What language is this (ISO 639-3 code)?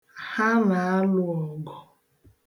ibo